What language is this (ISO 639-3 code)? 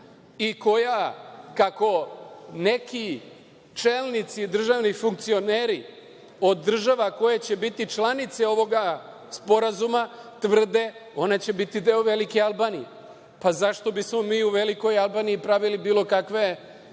srp